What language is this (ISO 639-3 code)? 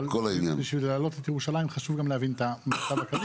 heb